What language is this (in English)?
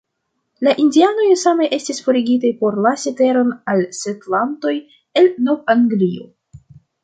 Esperanto